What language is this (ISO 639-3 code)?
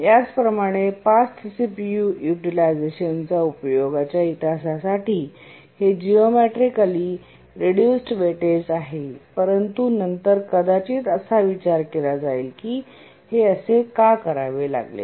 mar